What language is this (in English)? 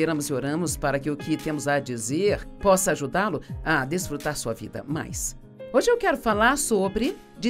Portuguese